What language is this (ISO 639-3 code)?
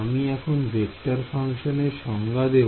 ben